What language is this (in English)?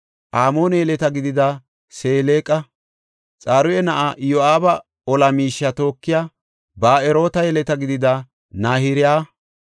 Gofa